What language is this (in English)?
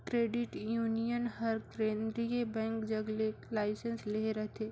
Chhattisgarhi